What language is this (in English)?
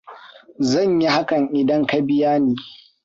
Hausa